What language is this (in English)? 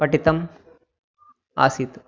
Sanskrit